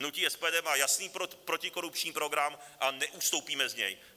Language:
Czech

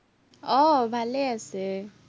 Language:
Assamese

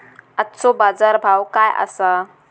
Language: Marathi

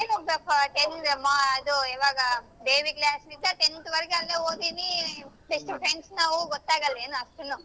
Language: Kannada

